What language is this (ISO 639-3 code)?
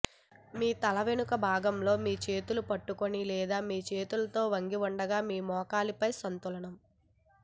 tel